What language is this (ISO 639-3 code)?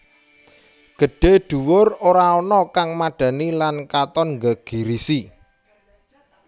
jav